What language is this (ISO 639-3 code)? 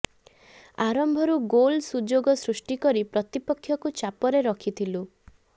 ori